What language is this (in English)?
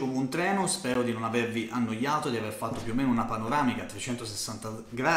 Italian